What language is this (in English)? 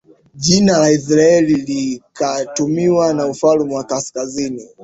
Swahili